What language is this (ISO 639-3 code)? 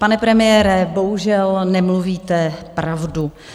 ces